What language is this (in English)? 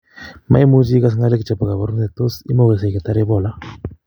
Kalenjin